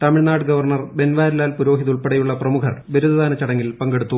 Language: Malayalam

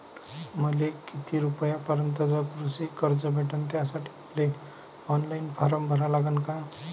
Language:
Marathi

